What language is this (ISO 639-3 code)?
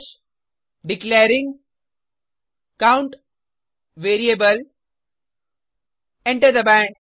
hin